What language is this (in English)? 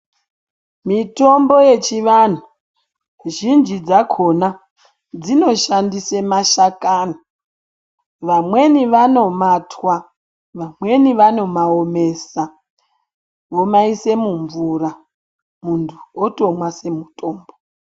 Ndau